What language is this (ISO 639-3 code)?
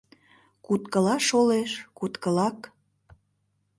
chm